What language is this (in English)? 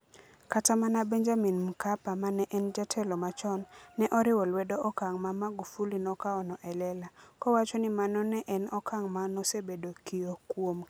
Luo (Kenya and Tanzania)